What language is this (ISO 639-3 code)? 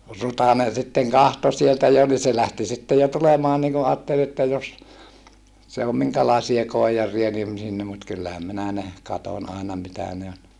fin